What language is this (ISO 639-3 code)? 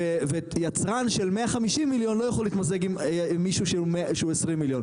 heb